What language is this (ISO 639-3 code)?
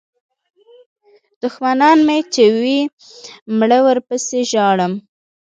pus